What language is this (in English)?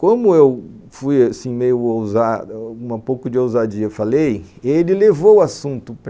Portuguese